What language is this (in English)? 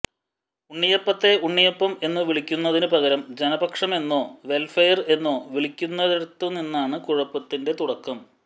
Malayalam